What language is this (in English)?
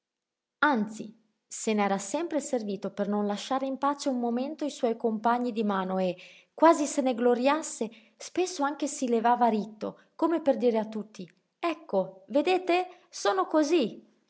Italian